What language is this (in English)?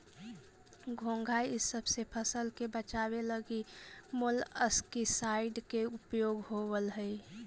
Magahi